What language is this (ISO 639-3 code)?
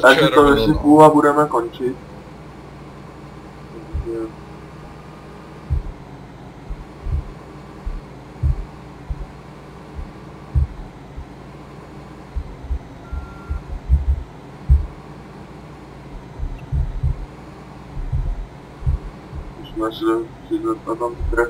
ces